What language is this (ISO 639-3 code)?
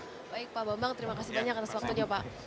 ind